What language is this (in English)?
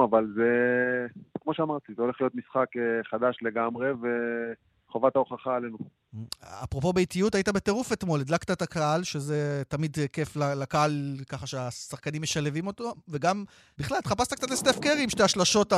Hebrew